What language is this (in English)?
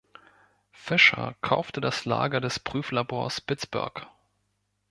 German